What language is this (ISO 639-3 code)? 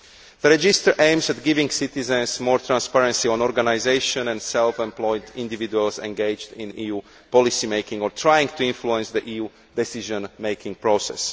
eng